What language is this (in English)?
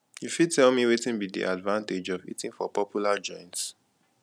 Nigerian Pidgin